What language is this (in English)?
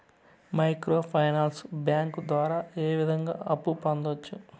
Telugu